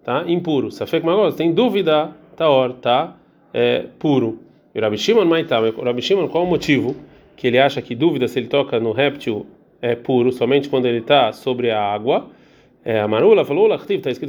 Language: Portuguese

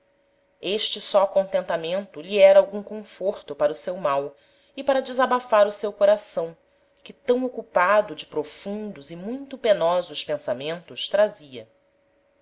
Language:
Portuguese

